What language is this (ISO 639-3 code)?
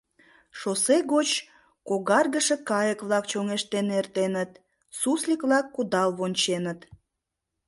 chm